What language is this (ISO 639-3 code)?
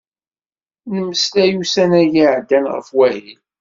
kab